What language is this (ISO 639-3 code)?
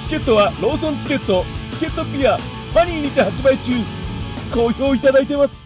jpn